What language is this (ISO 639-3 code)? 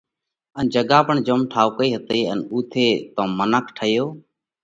kvx